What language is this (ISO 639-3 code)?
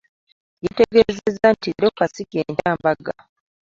lug